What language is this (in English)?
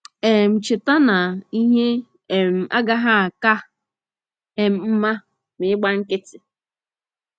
Igbo